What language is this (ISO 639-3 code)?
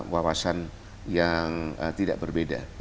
ind